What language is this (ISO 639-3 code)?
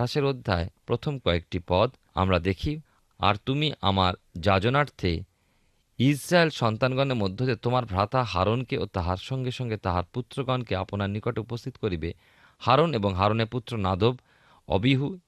ben